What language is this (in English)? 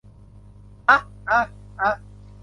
Thai